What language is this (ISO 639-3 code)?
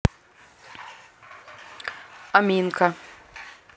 rus